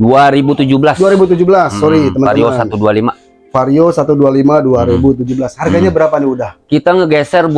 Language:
Indonesian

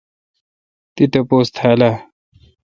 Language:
Kalkoti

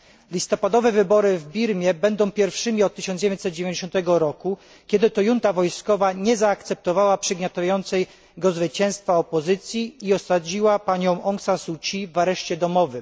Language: Polish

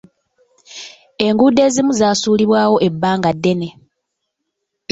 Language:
Ganda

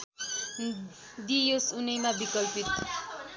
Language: Nepali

